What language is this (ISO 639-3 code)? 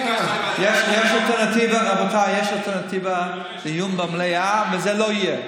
heb